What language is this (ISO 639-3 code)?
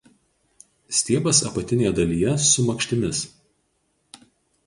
lit